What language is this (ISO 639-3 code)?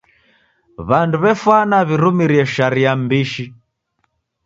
dav